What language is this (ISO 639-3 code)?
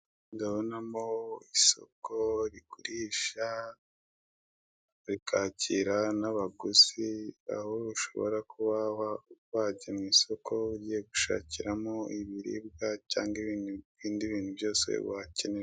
kin